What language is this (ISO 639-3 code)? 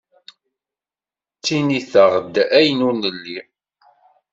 kab